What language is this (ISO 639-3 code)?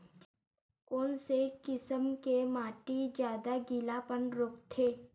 hne